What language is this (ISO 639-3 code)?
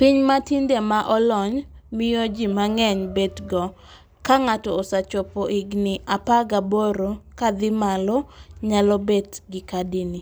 luo